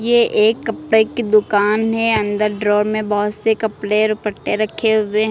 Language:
Hindi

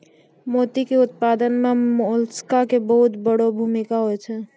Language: Maithili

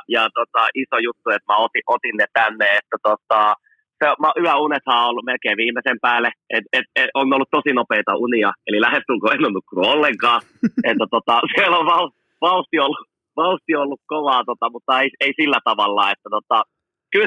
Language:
Finnish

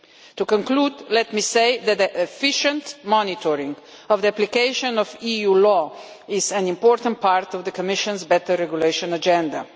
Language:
English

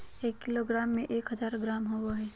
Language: Magahi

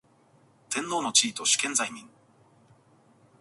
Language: Japanese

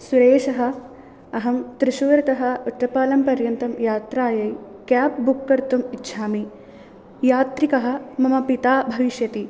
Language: Sanskrit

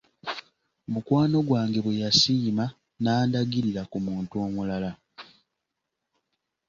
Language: Ganda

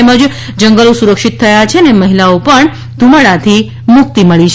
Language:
Gujarati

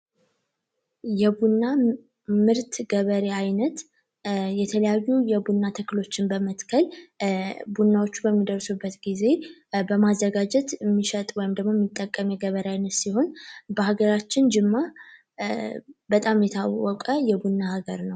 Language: Amharic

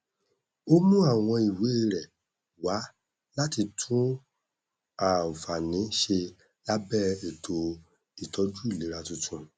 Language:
Yoruba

